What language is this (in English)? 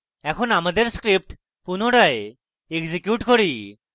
Bangla